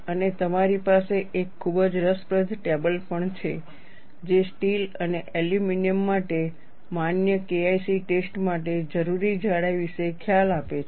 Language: Gujarati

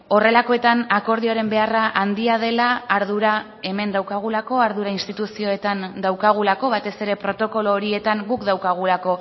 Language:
Basque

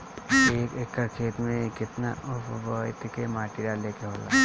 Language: Bhojpuri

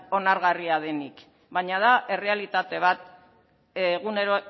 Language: Basque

